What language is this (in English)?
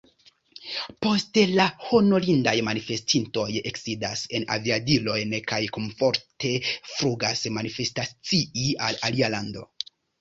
Esperanto